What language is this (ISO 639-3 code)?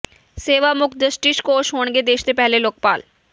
pan